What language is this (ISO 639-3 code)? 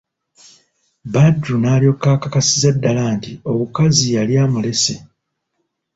lug